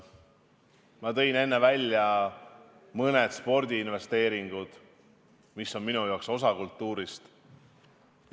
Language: Estonian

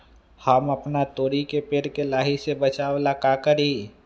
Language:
Magahi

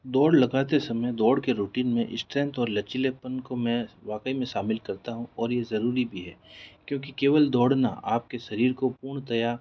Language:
Hindi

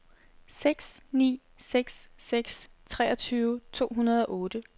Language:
Danish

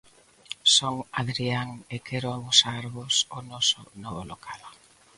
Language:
Galician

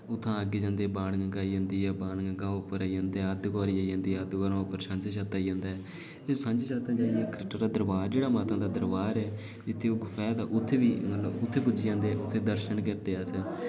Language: Dogri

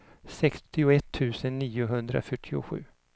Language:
Swedish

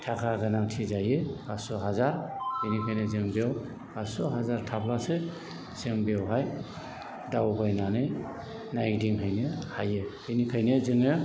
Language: Bodo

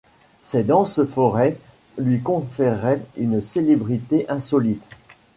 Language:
French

